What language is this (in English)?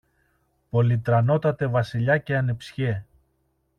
Greek